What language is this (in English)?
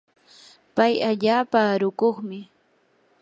Yanahuanca Pasco Quechua